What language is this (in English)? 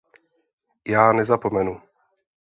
Czech